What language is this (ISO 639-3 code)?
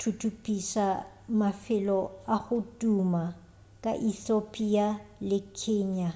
nso